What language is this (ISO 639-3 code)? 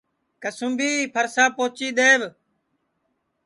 ssi